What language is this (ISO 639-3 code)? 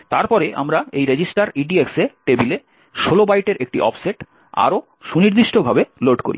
ben